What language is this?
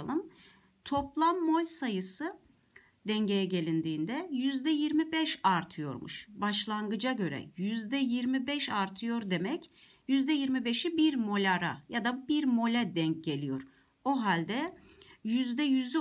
Turkish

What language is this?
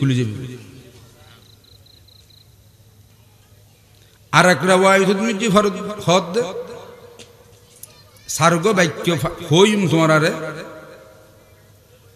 Arabic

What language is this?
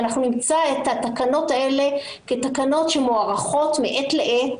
Hebrew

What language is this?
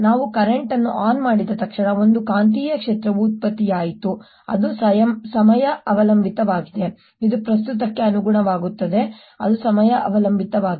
Kannada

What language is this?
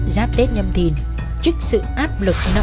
Vietnamese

